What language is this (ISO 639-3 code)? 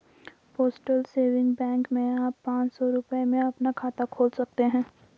hin